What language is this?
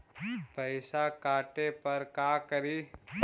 Magahi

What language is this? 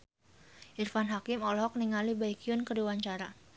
Sundanese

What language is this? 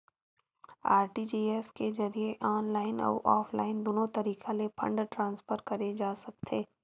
Chhattisgarhi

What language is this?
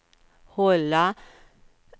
Swedish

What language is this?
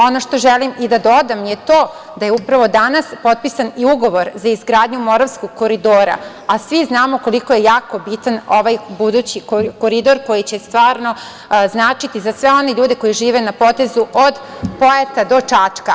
Serbian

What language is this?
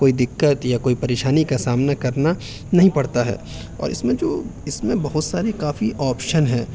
Urdu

